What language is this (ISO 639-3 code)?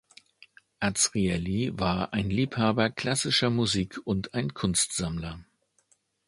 deu